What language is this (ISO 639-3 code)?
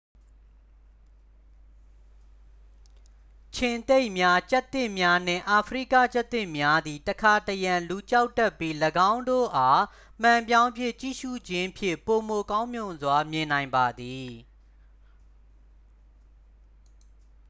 mya